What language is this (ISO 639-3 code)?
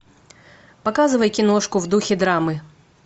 rus